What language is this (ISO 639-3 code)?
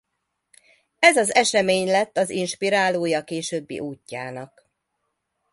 hun